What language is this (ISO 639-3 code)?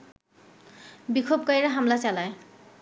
ben